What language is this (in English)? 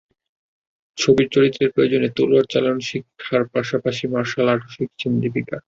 Bangla